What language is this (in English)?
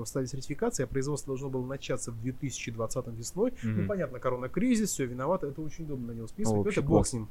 Russian